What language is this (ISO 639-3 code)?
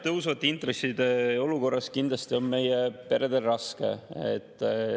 est